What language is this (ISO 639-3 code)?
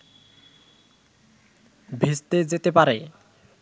ben